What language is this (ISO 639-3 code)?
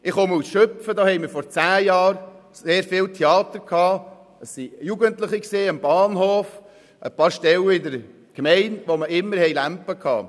gsw